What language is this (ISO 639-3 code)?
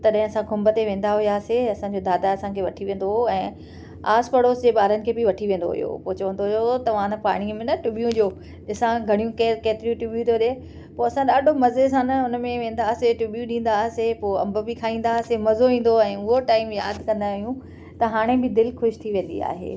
snd